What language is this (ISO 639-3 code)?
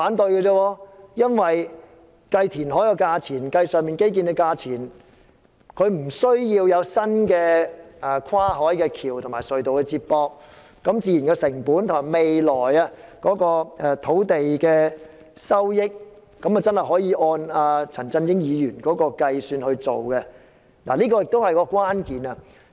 yue